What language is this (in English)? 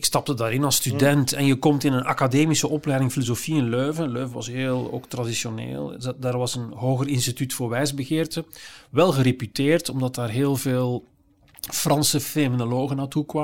Dutch